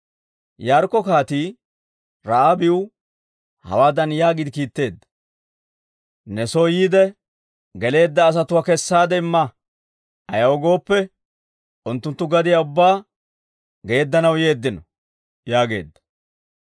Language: Dawro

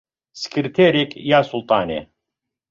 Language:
Central Kurdish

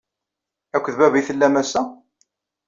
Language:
Kabyle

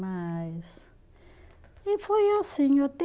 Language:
Portuguese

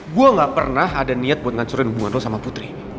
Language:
Indonesian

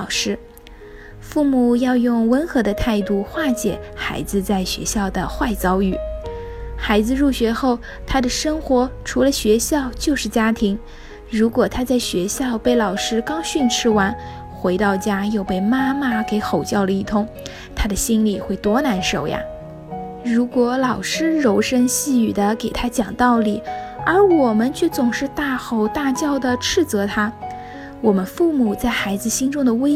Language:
Chinese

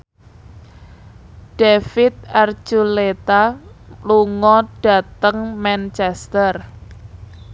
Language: Javanese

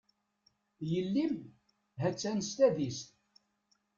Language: Kabyle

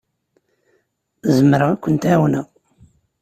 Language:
Kabyle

